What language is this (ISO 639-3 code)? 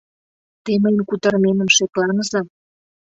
chm